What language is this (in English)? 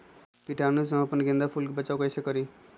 Magahi